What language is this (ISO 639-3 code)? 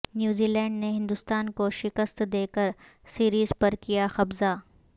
urd